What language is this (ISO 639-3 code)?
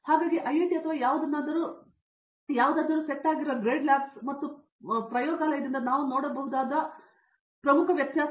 kan